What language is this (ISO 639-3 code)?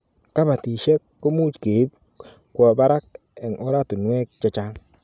kln